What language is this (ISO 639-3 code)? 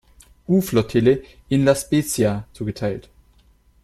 deu